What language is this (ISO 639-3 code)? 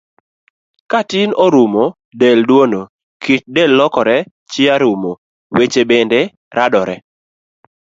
luo